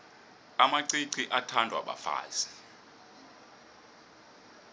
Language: South Ndebele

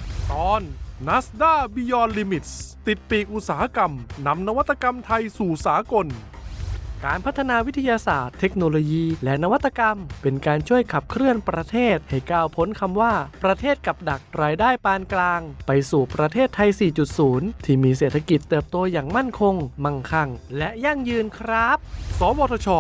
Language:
Thai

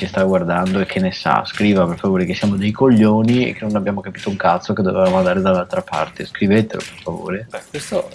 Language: Italian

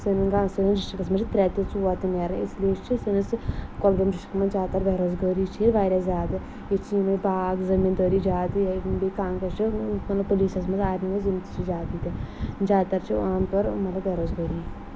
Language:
Kashmiri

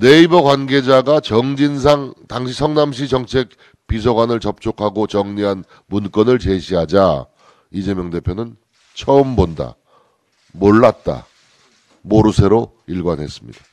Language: Korean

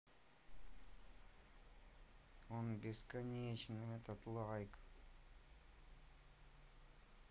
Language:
Russian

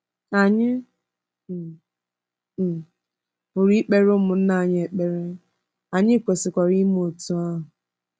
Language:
Igbo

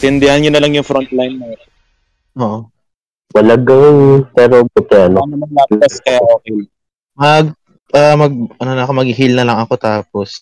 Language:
Filipino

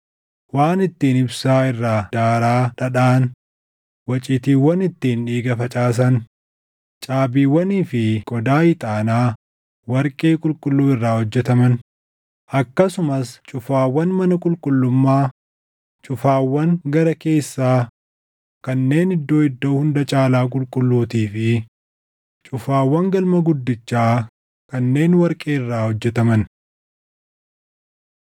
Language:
Oromo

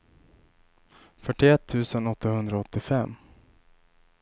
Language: Swedish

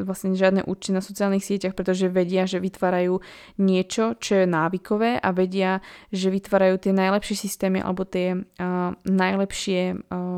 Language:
Slovak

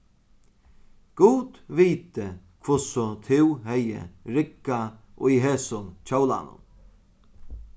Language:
Faroese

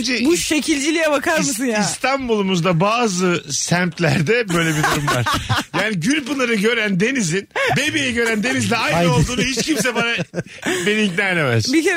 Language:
Turkish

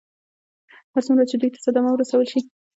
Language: Pashto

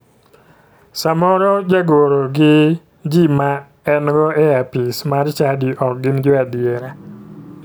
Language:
Luo (Kenya and Tanzania)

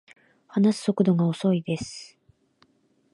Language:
Japanese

